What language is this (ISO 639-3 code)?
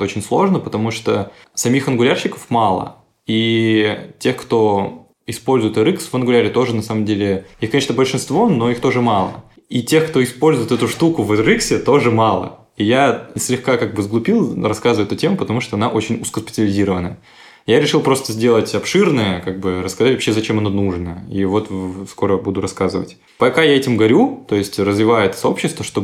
rus